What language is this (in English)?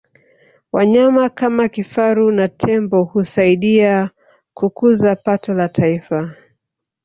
Swahili